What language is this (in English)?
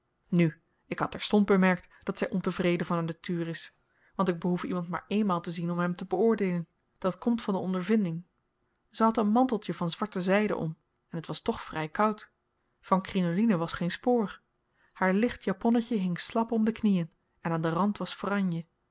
Dutch